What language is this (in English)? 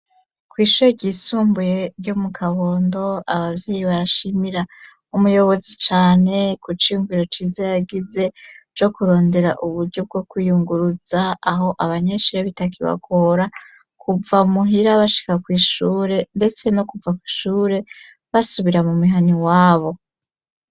Rundi